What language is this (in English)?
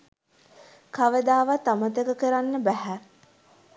Sinhala